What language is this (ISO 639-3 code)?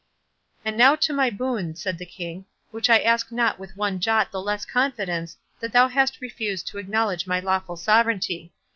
eng